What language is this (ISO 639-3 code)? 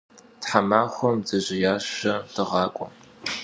kbd